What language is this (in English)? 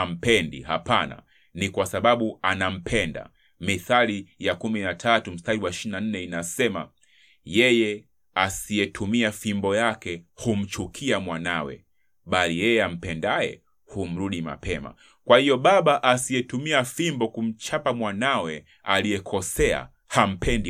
Swahili